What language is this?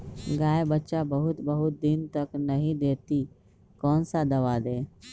Magahi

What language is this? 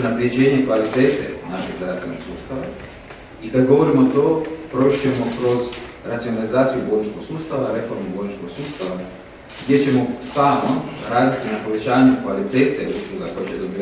Romanian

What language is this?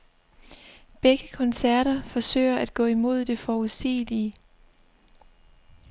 Danish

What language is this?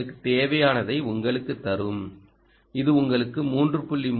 Tamil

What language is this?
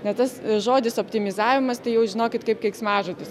Lithuanian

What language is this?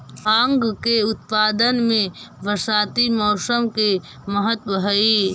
Magahi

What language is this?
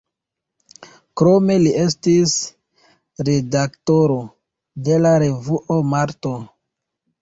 Esperanto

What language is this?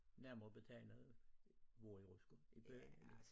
Danish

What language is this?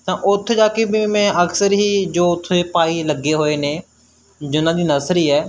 Punjabi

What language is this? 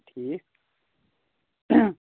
Kashmiri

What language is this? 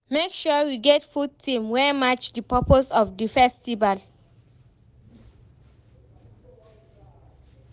Nigerian Pidgin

